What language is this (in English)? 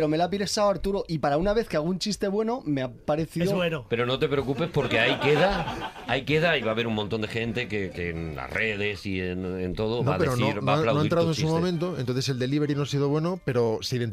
Spanish